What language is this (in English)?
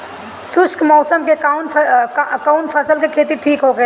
Bhojpuri